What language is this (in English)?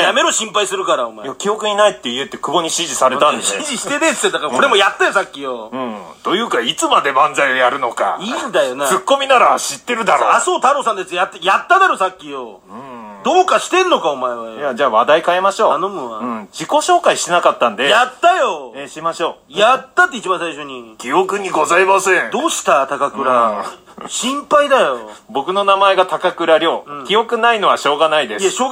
Japanese